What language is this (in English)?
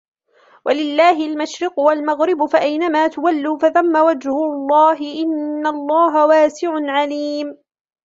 Arabic